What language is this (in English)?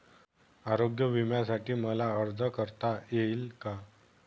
Marathi